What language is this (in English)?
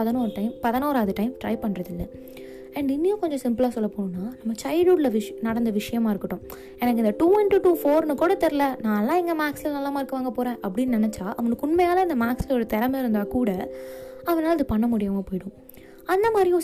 Tamil